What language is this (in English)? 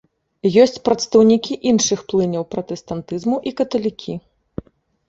Belarusian